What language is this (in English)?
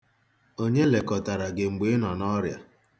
Igbo